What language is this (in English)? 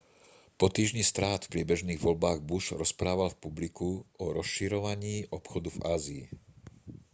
Slovak